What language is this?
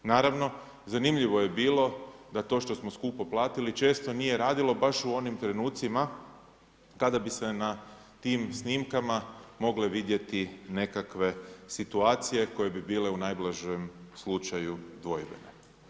Croatian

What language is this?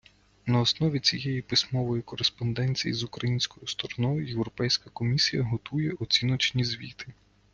Ukrainian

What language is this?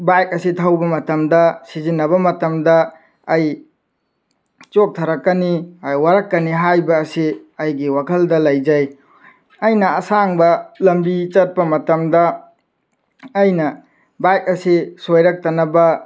Manipuri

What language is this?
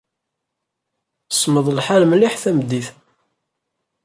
Kabyle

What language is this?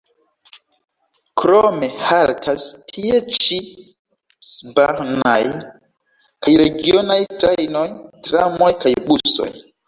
Esperanto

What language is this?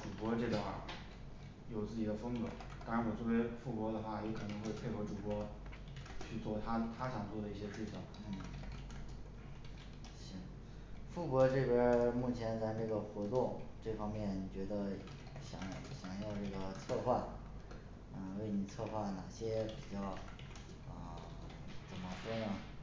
Chinese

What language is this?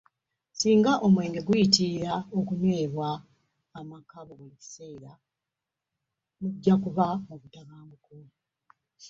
Ganda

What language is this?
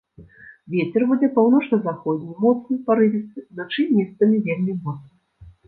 Belarusian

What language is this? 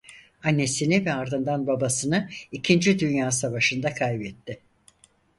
Turkish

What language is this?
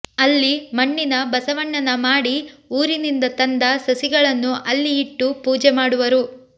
Kannada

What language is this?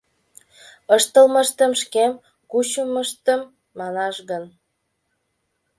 Mari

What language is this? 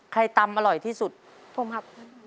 Thai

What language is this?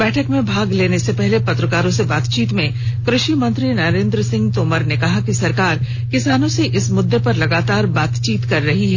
Hindi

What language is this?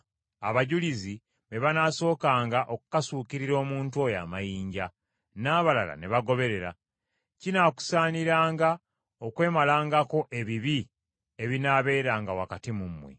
Ganda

